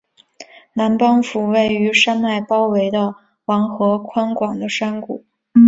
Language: Chinese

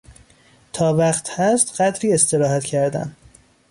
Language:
Persian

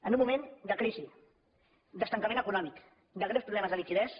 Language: Catalan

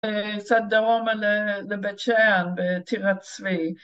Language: Hebrew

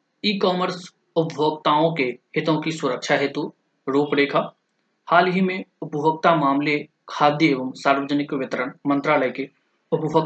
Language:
Hindi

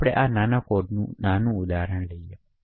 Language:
Gujarati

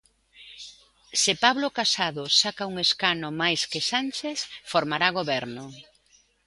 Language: Galician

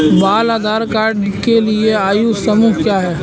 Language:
Hindi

